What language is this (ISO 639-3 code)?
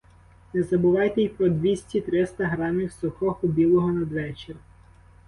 ukr